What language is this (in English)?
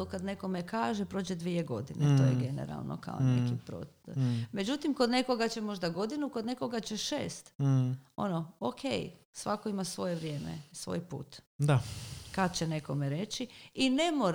Croatian